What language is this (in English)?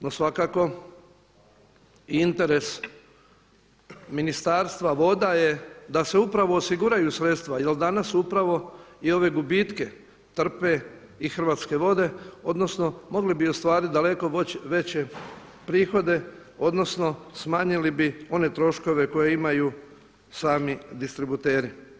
Croatian